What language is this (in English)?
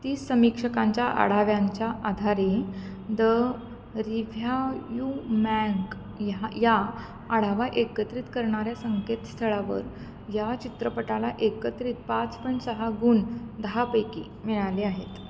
Marathi